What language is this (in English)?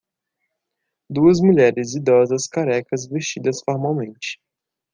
Portuguese